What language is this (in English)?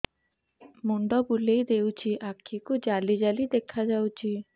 Odia